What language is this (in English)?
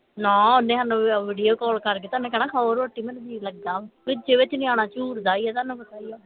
Punjabi